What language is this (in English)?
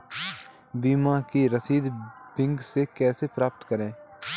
Hindi